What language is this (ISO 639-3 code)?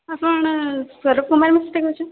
ori